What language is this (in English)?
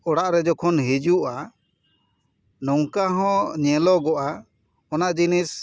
Santali